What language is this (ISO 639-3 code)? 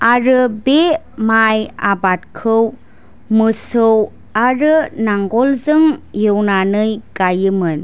brx